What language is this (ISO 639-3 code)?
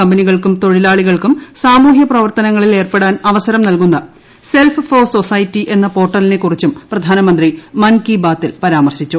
mal